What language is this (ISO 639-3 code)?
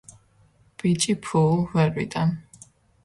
kat